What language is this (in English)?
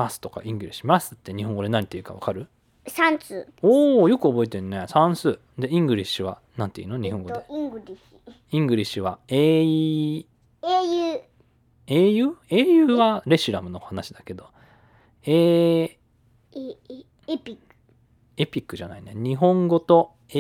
Japanese